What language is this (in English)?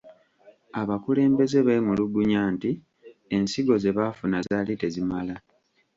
Ganda